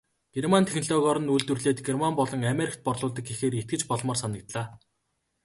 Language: Mongolian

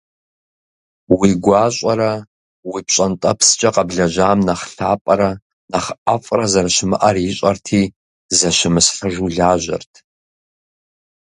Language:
Kabardian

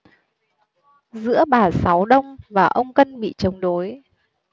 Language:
Vietnamese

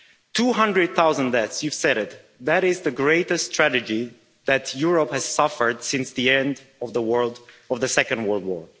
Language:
English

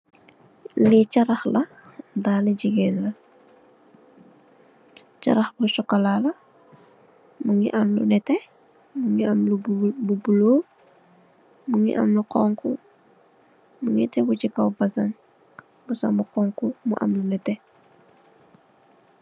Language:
Wolof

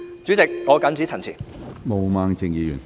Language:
Cantonese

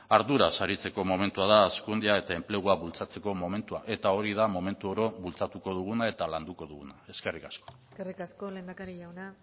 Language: Basque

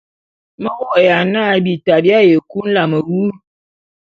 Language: Bulu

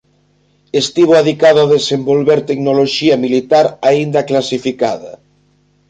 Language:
Galician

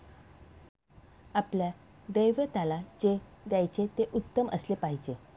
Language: Marathi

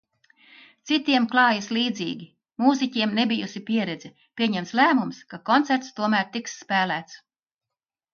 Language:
Latvian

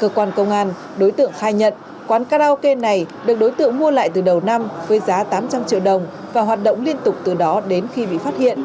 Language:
Vietnamese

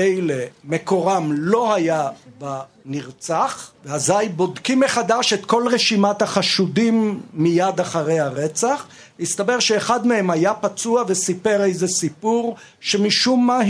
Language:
Hebrew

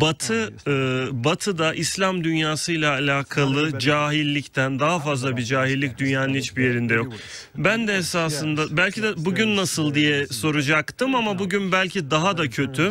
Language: Turkish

